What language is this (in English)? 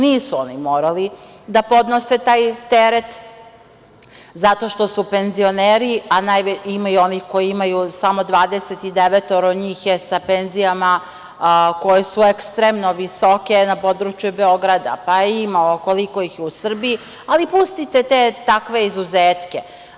Serbian